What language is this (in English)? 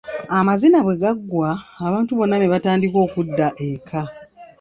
Ganda